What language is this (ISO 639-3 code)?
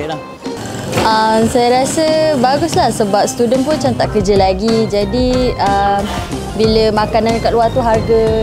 msa